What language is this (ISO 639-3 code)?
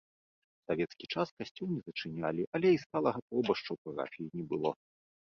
bel